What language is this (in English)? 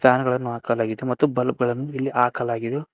Kannada